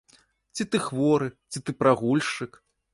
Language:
Belarusian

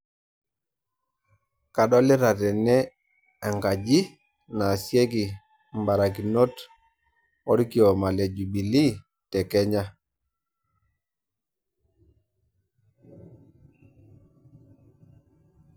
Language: Masai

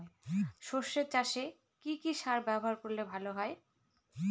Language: Bangla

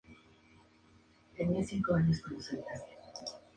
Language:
Spanish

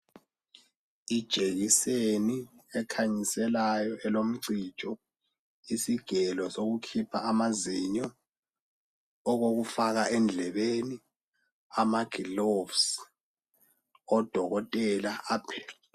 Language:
North Ndebele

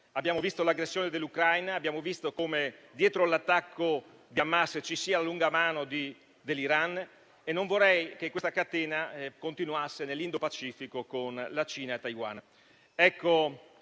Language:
Italian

